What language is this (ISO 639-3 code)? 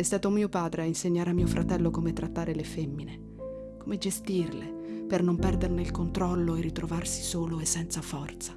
ita